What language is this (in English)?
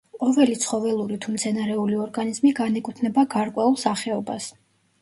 Georgian